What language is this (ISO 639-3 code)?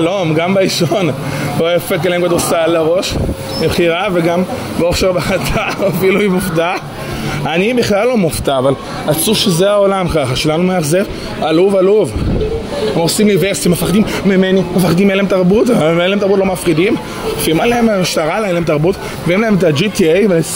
heb